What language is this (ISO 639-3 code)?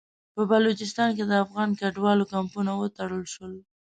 pus